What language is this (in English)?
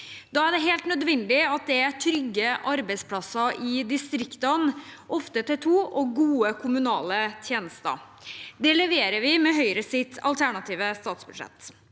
Norwegian